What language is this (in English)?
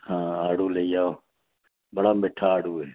Dogri